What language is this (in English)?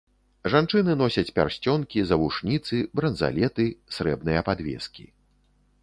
Belarusian